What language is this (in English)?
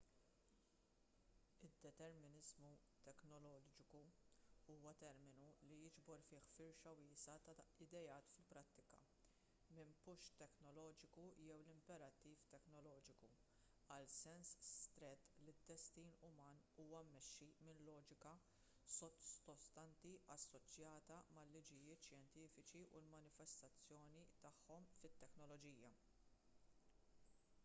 Maltese